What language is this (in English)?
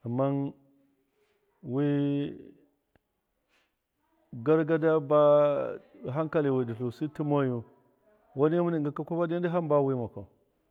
Miya